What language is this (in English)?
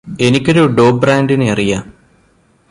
Malayalam